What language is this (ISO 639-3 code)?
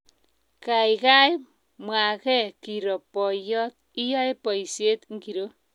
kln